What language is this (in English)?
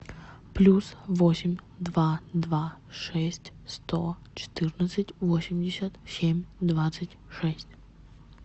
Russian